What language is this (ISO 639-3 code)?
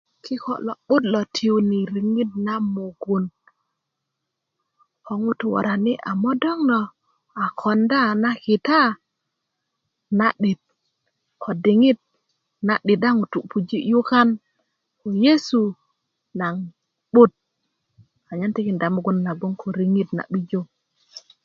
ukv